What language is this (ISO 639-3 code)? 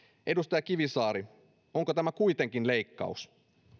fin